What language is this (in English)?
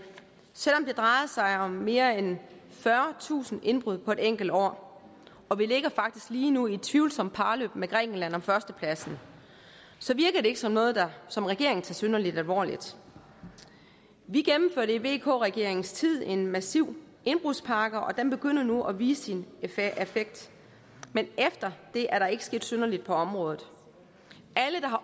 Danish